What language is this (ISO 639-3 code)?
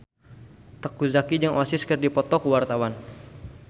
sun